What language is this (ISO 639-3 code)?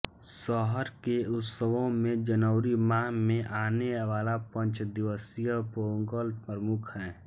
hin